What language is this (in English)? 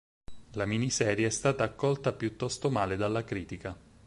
Italian